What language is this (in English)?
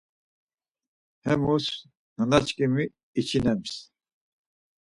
Laz